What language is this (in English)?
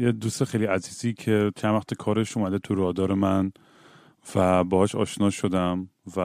Persian